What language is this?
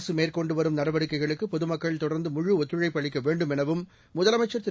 Tamil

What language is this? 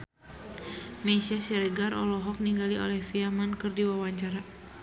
Sundanese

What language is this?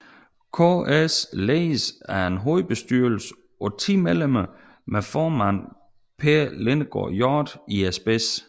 Danish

